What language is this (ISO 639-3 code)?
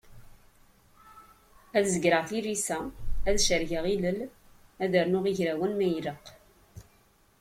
kab